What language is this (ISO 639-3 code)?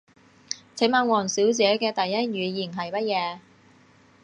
yue